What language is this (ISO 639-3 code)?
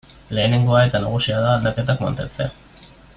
eus